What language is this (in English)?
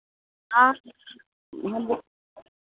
Hindi